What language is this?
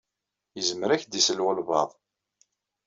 Kabyle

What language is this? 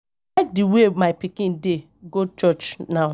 Nigerian Pidgin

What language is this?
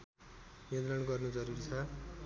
Nepali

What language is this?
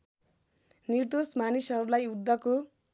Nepali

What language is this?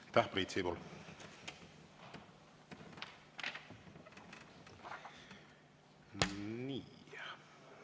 Estonian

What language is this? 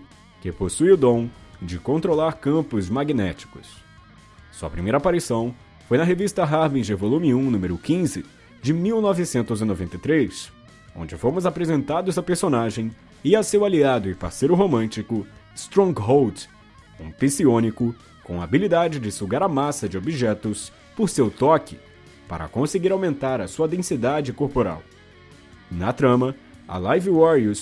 Portuguese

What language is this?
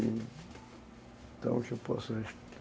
Portuguese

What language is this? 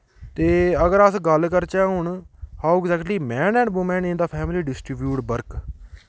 Dogri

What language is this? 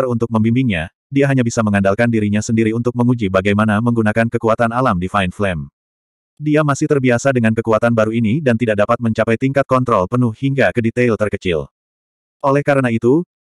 Indonesian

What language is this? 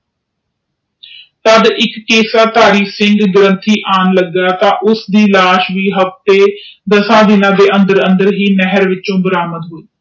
Punjabi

